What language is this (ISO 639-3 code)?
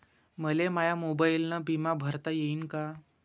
mar